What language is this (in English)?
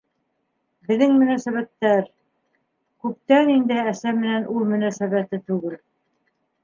Bashkir